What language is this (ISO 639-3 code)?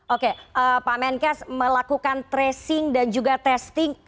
ind